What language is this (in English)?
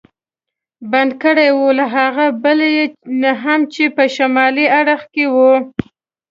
Pashto